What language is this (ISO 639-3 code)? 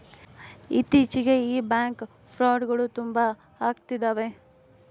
kan